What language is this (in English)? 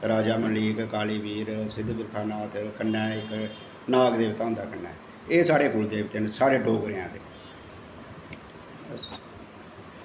Dogri